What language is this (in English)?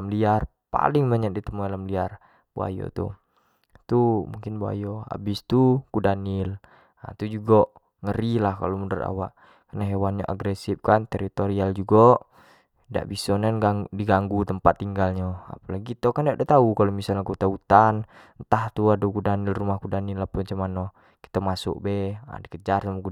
Jambi Malay